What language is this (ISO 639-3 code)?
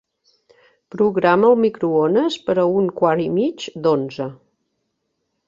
cat